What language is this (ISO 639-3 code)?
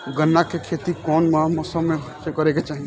bho